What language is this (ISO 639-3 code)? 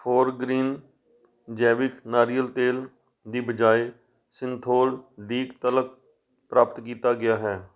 pan